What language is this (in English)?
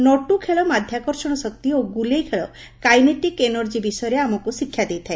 Odia